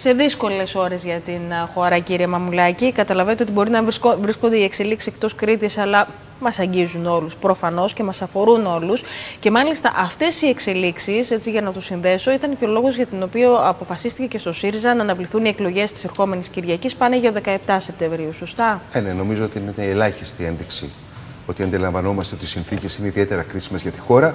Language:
Greek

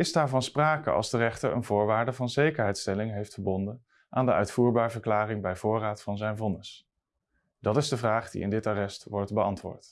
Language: Dutch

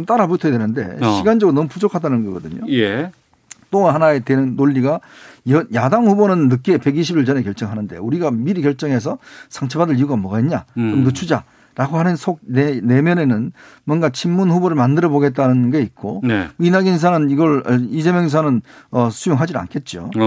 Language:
Korean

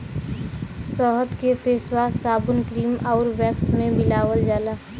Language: Bhojpuri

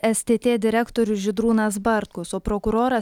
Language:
Lithuanian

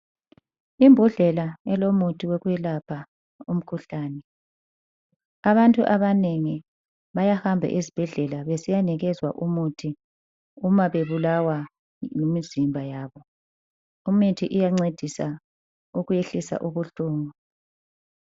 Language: North Ndebele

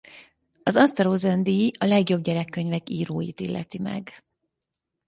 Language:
Hungarian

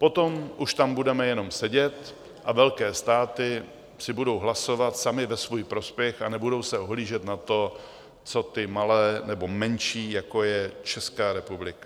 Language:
Czech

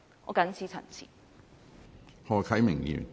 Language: Cantonese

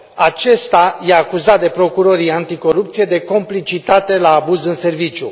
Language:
Romanian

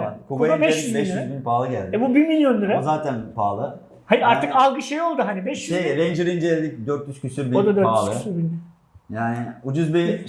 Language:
Turkish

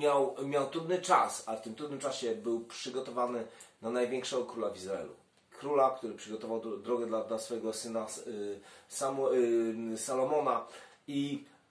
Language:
Polish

